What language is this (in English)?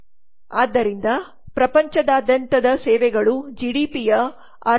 Kannada